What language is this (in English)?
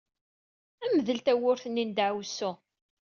Kabyle